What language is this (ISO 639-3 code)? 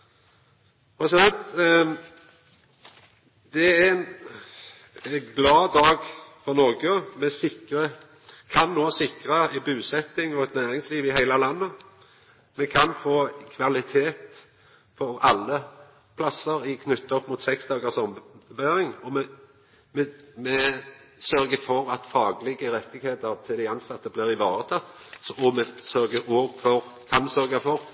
nno